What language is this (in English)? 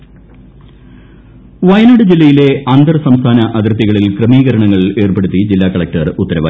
Malayalam